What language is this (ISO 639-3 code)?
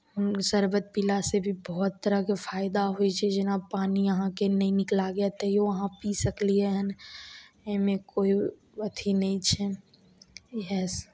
mai